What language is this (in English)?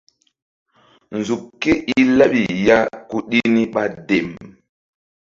Mbum